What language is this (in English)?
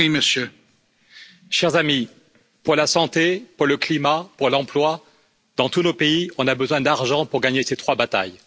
French